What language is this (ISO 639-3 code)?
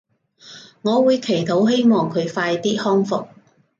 yue